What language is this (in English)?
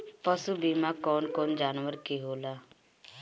Bhojpuri